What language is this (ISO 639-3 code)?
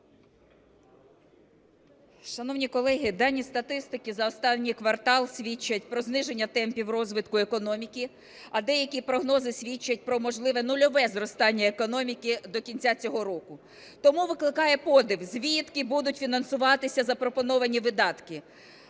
ukr